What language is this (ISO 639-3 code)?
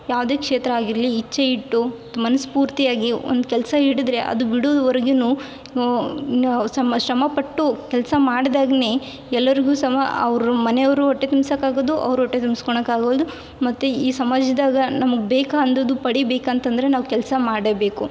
kan